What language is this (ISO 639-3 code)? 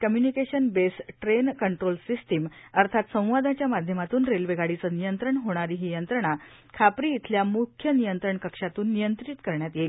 mar